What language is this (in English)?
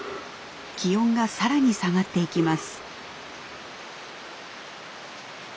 Japanese